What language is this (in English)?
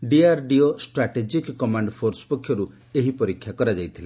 Odia